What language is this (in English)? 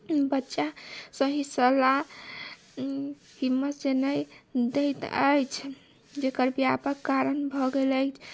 Maithili